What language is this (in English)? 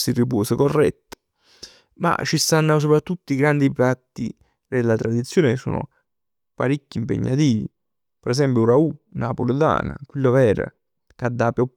Neapolitan